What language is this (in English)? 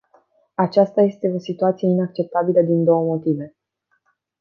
Romanian